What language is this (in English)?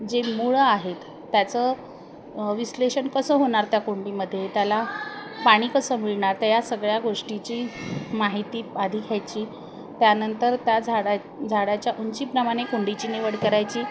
Marathi